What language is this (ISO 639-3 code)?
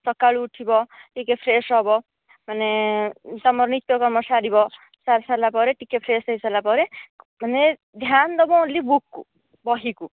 ori